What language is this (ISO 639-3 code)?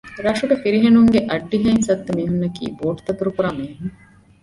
div